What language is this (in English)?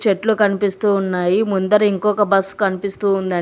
Telugu